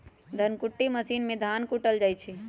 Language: Magahi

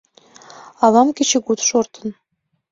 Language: Mari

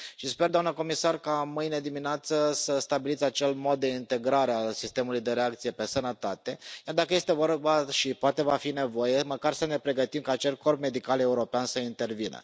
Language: Romanian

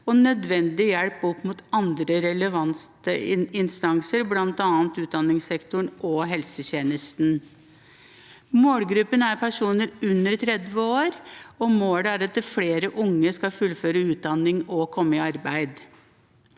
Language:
Norwegian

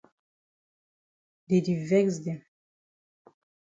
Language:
Cameroon Pidgin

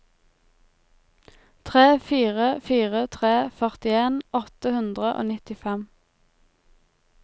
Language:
Norwegian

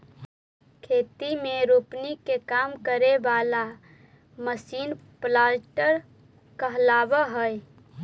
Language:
Magahi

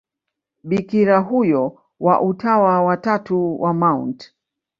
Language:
Swahili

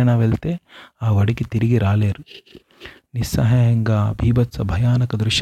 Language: Telugu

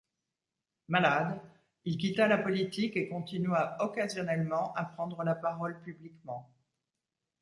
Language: French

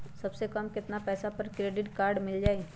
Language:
Magahi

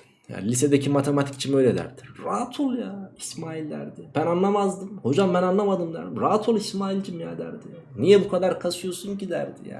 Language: Turkish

